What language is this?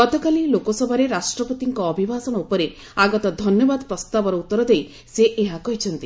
Odia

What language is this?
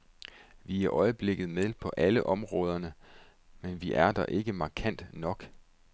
Danish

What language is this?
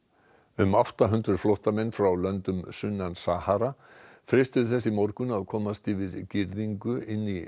Icelandic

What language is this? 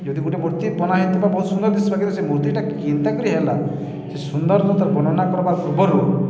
Odia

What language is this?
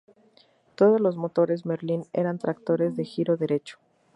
Spanish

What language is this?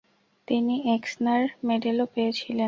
Bangla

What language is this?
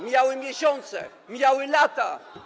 Polish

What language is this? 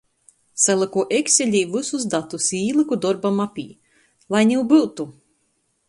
Latgalian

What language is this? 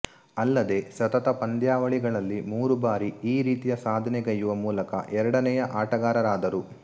Kannada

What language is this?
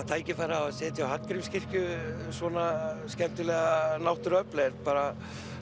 Icelandic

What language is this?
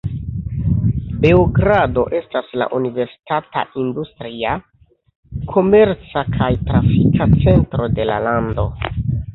Esperanto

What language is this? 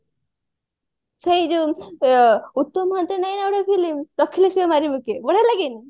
Odia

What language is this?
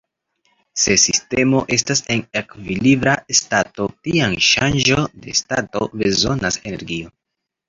Esperanto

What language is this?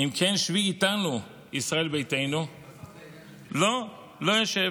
Hebrew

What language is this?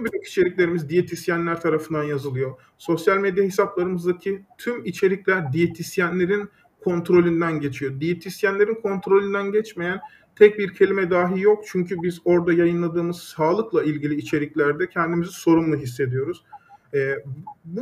Turkish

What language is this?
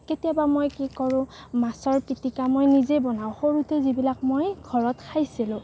Assamese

